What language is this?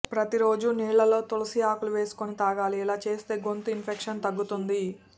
Telugu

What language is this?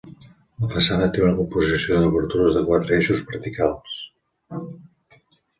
Catalan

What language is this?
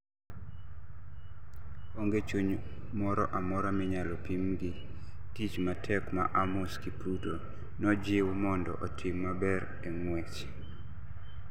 Luo (Kenya and Tanzania)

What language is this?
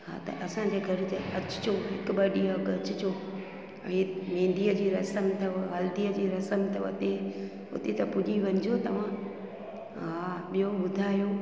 Sindhi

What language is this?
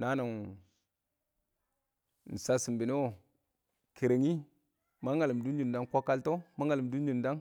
Awak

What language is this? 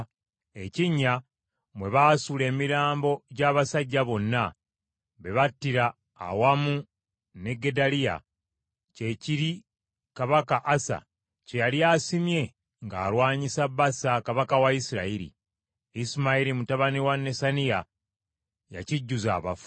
Ganda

